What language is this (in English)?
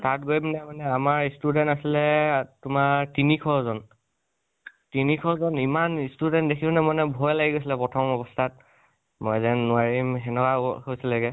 Assamese